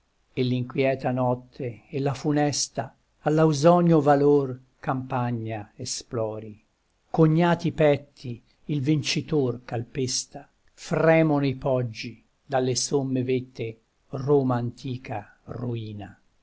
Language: Italian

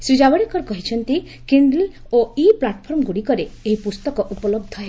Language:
Odia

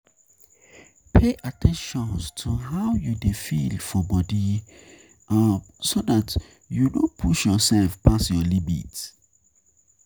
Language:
Nigerian Pidgin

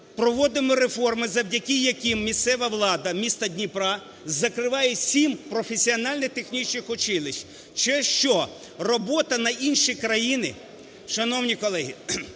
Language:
Ukrainian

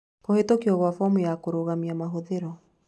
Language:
Kikuyu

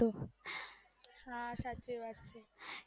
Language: Gujarati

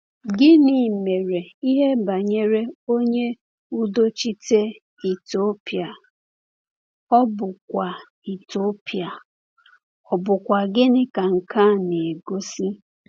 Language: Igbo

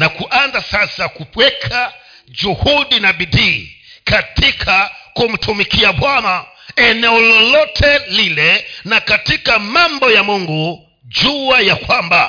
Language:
Swahili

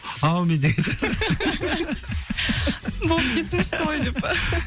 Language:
Kazakh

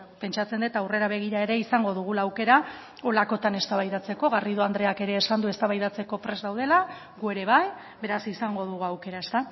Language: Basque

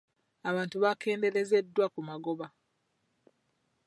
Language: Ganda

